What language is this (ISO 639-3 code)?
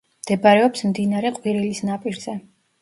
kat